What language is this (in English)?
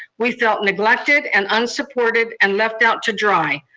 English